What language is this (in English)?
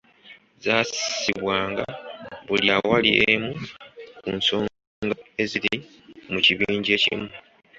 Ganda